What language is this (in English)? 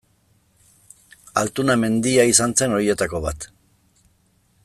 Basque